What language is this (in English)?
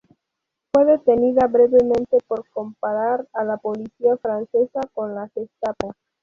Spanish